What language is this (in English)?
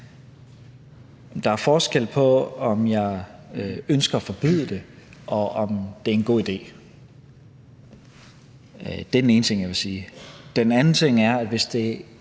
Danish